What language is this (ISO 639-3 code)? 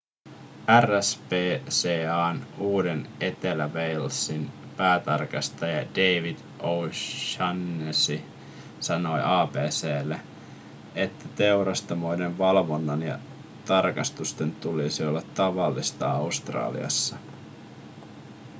fin